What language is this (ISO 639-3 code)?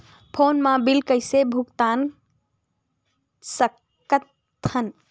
hne